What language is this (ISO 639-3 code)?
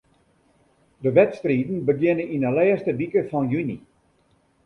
fry